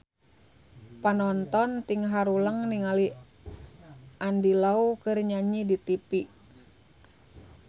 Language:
Sundanese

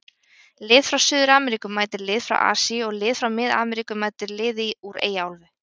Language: Icelandic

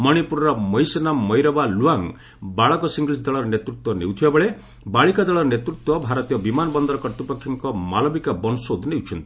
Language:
Odia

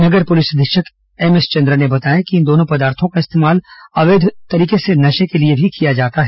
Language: Hindi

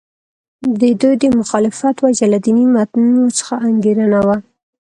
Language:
Pashto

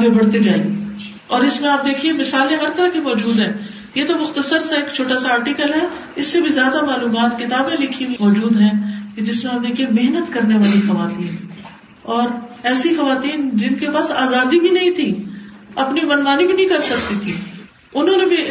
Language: Urdu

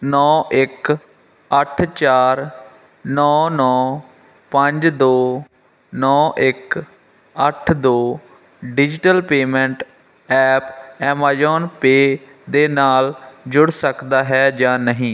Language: Punjabi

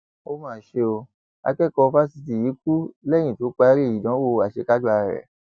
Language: Yoruba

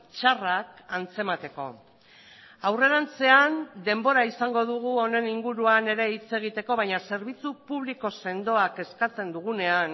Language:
Basque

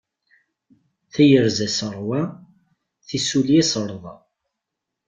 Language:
Kabyle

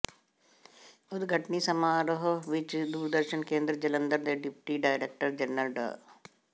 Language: Punjabi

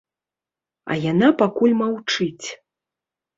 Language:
Belarusian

